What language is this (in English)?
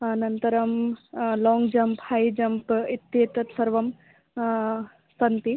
Sanskrit